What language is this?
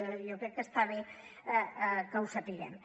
Catalan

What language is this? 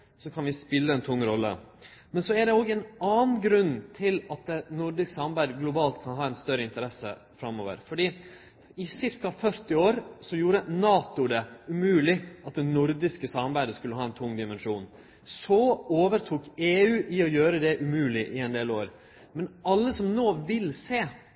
Norwegian Nynorsk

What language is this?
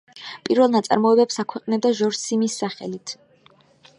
Georgian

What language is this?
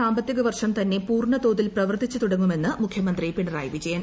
Malayalam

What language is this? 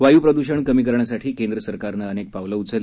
Marathi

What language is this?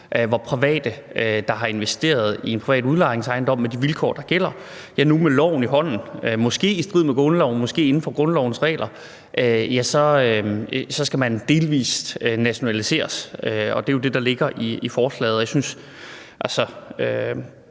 Danish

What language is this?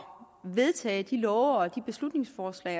Danish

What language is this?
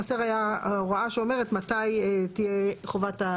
Hebrew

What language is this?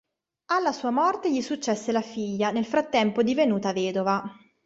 Italian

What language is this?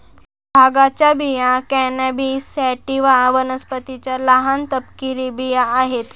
Marathi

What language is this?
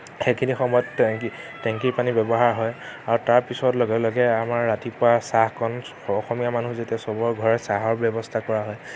Assamese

